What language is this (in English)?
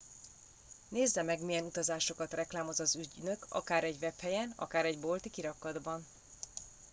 Hungarian